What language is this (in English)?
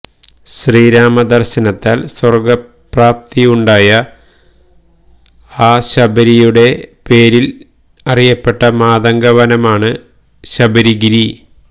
Malayalam